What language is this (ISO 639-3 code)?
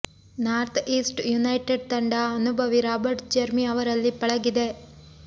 kan